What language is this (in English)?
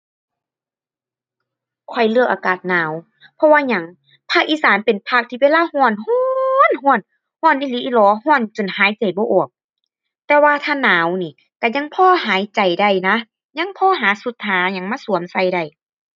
Thai